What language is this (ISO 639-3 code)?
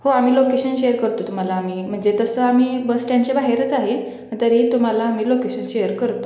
mar